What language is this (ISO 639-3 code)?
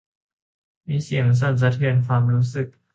tha